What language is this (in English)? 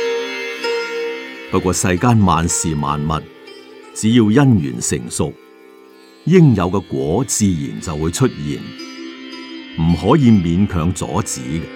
Chinese